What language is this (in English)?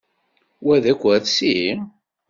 Kabyle